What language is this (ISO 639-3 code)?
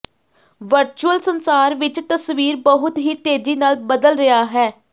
pan